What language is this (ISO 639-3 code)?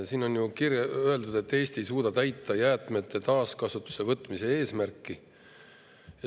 est